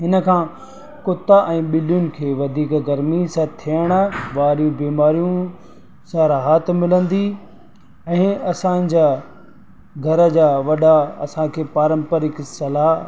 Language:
Sindhi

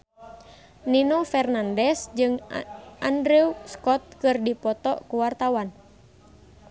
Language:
Sundanese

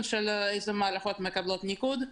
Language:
Hebrew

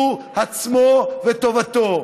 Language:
Hebrew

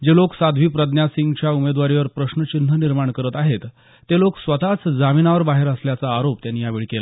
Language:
Marathi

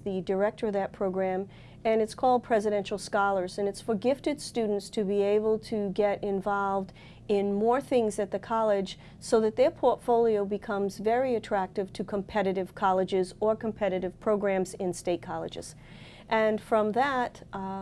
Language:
English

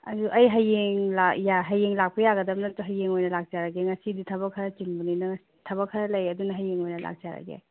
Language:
Manipuri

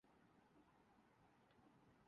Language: Urdu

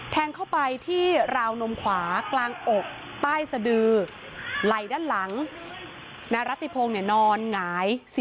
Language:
Thai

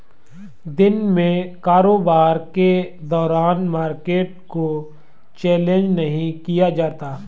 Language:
Hindi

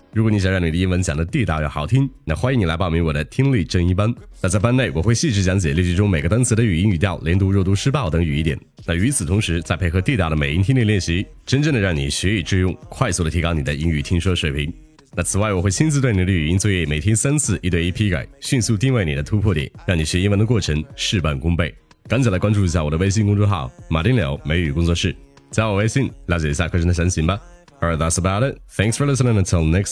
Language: Chinese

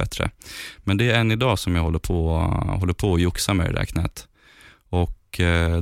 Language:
Swedish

